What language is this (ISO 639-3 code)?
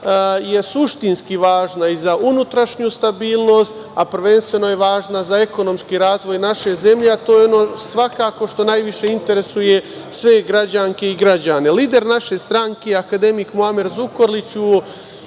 srp